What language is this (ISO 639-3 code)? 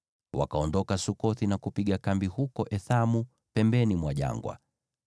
swa